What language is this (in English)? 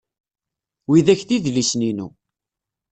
Kabyle